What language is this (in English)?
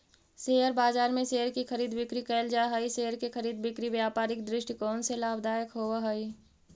Magahi